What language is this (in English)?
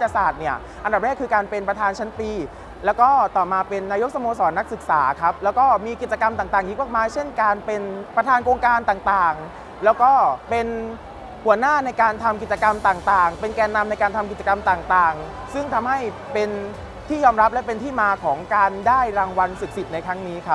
Thai